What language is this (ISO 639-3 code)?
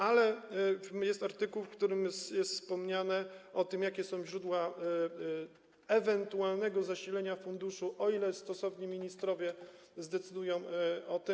pol